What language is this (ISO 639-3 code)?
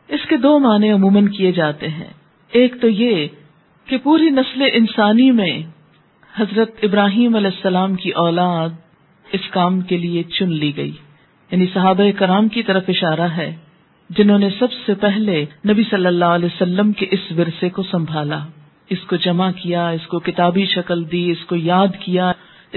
urd